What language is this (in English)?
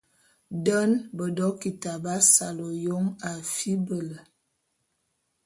Bulu